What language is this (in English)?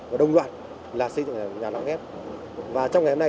Vietnamese